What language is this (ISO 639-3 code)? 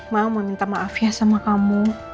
ind